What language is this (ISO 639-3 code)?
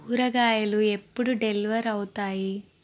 tel